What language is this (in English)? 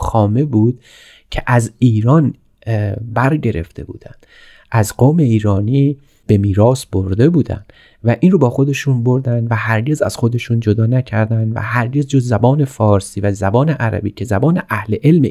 Persian